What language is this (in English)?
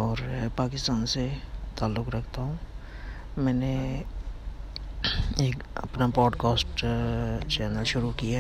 Urdu